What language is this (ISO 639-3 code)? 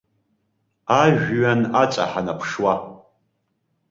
abk